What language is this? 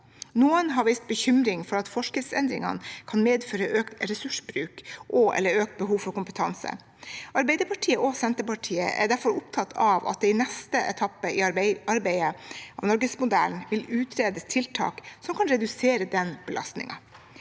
Norwegian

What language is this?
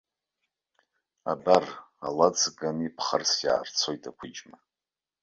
Abkhazian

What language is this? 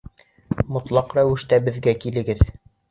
Bashkir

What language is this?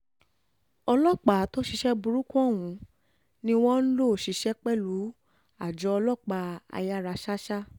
Yoruba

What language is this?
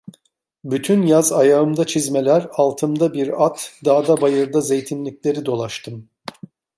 Turkish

